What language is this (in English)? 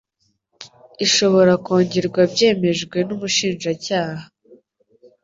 Kinyarwanda